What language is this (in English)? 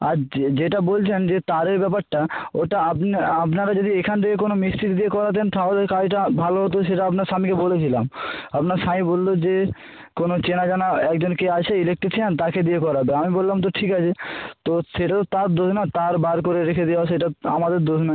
Bangla